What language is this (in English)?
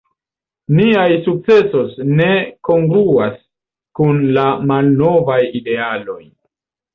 Esperanto